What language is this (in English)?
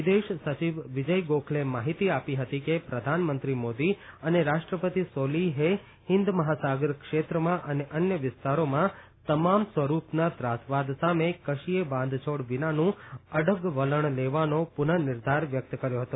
Gujarati